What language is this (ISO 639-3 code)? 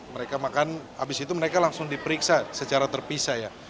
ind